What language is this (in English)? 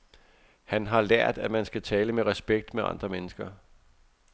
Danish